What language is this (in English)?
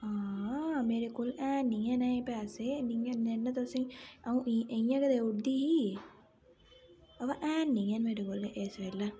Dogri